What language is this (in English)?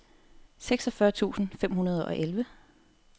Danish